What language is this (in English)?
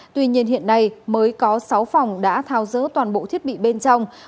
Vietnamese